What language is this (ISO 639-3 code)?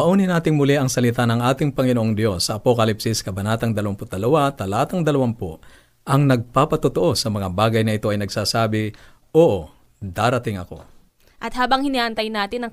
fil